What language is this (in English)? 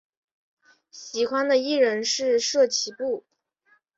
Chinese